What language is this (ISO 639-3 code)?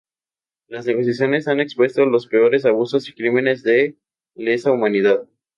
spa